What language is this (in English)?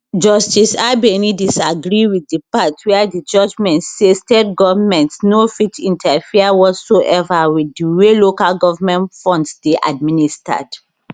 Nigerian Pidgin